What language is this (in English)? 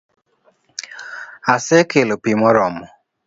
Luo (Kenya and Tanzania)